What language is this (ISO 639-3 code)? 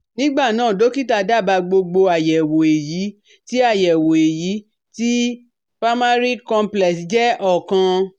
yor